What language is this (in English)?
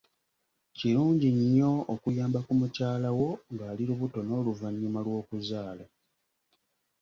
Ganda